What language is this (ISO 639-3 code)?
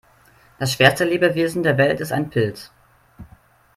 deu